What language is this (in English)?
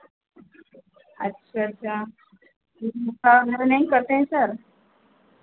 Hindi